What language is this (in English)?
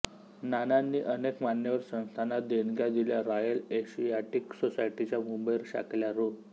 Marathi